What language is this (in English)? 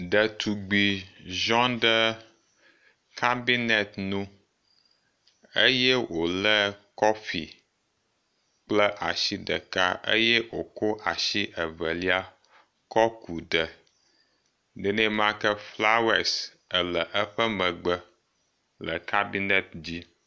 Ewe